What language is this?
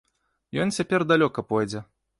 Belarusian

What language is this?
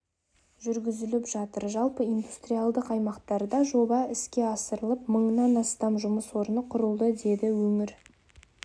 Kazakh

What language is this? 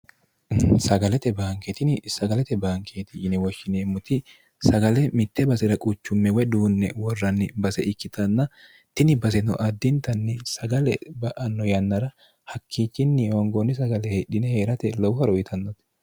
Sidamo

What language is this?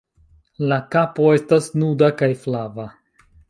Esperanto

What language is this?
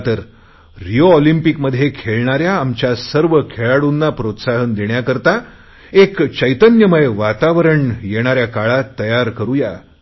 Marathi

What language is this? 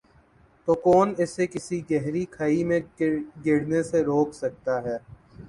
Urdu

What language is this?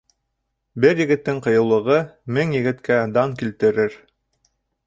Bashkir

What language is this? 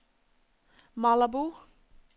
Norwegian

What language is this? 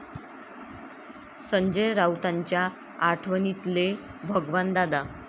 Marathi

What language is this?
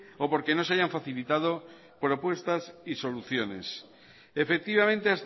Spanish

